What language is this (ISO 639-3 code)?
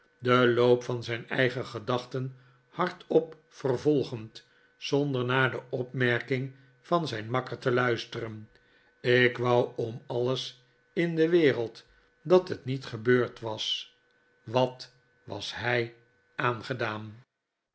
nld